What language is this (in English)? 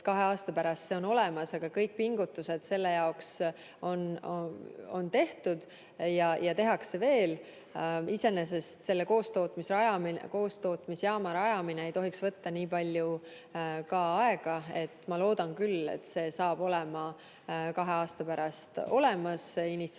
Estonian